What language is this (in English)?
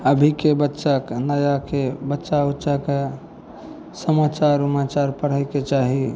Maithili